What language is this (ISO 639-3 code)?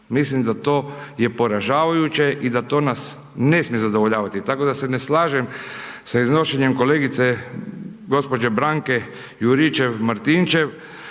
hrv